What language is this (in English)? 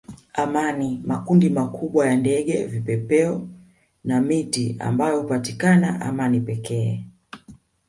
Swahili